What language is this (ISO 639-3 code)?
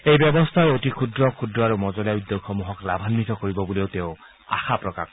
asm